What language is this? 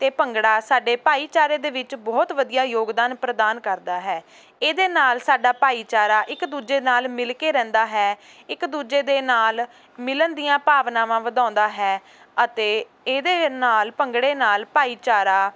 Punjabi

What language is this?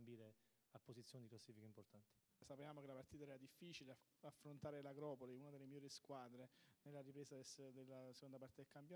Italian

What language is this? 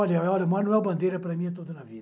Portuguese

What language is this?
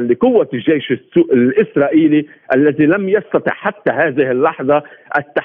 Arabic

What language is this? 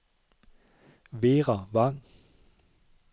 Danish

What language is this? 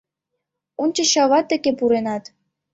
Mari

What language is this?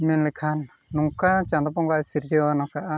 Santali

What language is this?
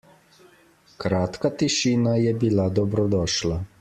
Slovenian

